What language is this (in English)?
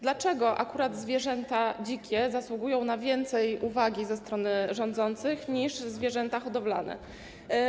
Polish